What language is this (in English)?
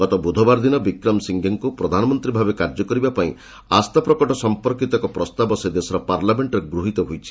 Odia